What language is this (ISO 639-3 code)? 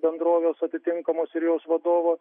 lit